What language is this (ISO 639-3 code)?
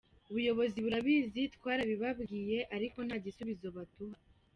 kin